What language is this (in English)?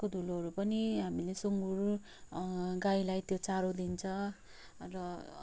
Nepali